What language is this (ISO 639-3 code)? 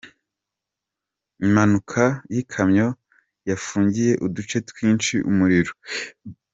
kin